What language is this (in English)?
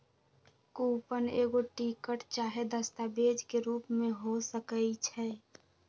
Magahi